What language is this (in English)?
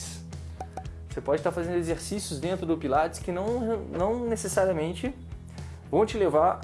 Portuguese